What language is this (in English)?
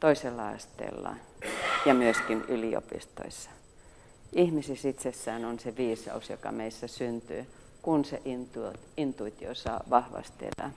Finnish